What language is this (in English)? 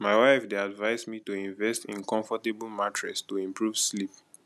Nigerian Pidgin